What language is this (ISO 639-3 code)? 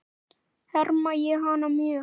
isl